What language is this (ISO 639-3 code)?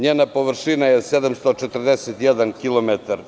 srp